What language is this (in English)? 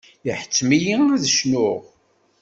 Kabyle